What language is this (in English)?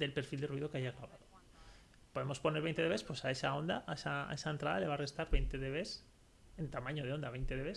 Spanish